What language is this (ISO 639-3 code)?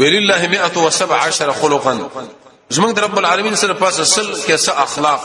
ara